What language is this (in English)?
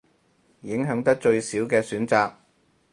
Cantonese